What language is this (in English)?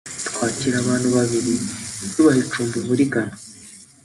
Kinyarwanda